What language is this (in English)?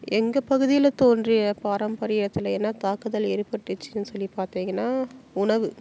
Tamil